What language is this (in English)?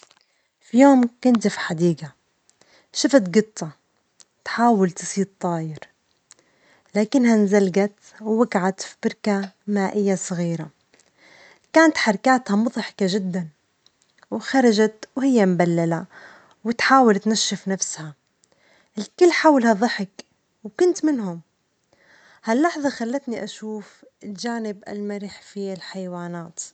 Omani Arabic